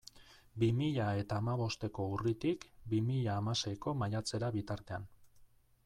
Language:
Basque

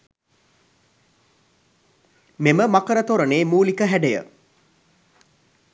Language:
Sinhala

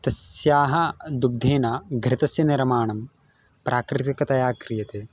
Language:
Sanskrit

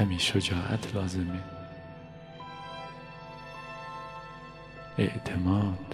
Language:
Persian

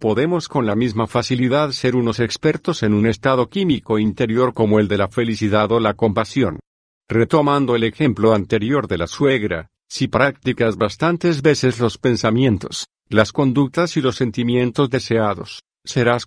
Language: Spanish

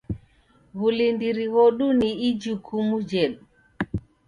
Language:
Taita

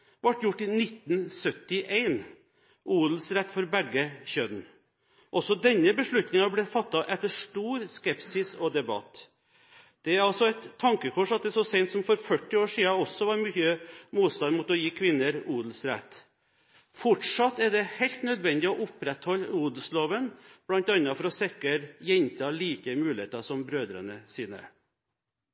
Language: Norwegian Bokmål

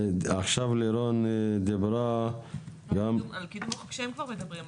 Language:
Hebrew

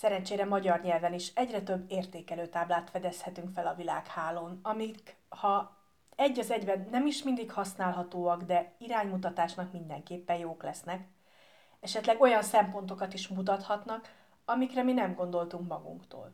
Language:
Hungarian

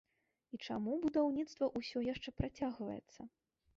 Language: Belarusian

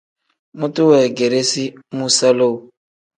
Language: Tem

